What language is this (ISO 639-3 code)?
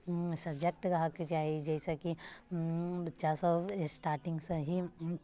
mai